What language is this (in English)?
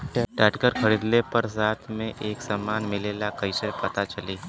Bhojpuri